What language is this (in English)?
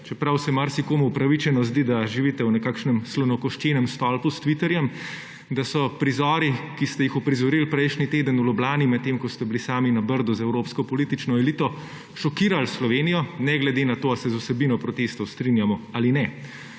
Slovenian